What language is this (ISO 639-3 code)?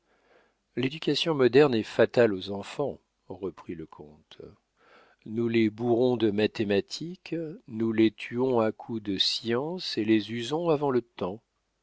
fra